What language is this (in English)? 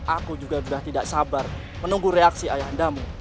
Indonesian